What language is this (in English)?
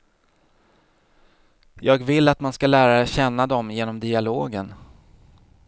Swedish